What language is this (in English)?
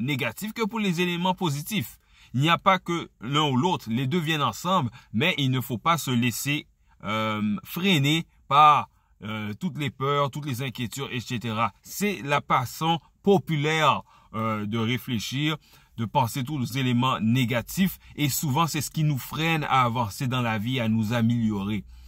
French